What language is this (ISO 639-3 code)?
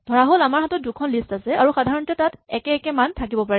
asm